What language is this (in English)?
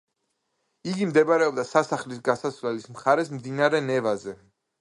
Georgian